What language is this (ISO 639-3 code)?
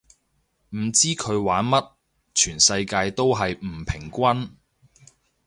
yue